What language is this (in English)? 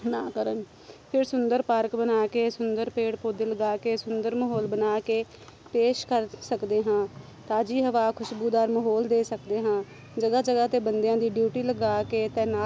Punjabi